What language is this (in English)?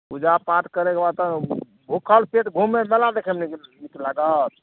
Maithili